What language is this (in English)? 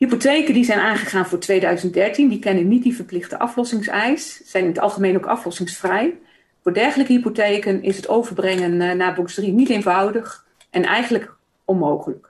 Dutch